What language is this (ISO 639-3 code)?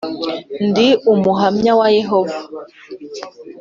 kin